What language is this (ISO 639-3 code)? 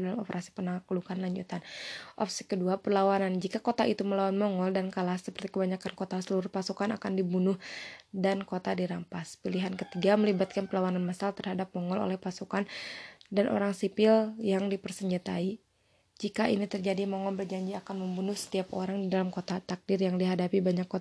ind